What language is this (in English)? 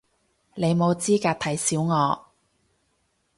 Cantonese